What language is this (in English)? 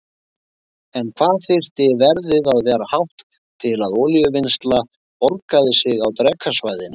Icelandic